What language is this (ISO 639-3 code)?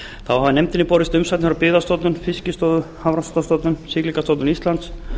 isl